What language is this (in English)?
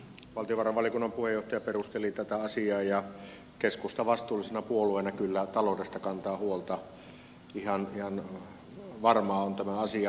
Finnish